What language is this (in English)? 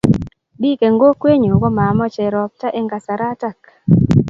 Kalenjin